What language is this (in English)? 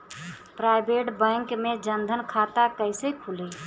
Bhojpuri